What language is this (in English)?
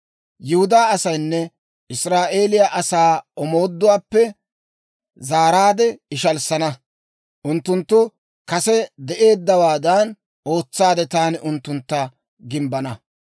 Dawro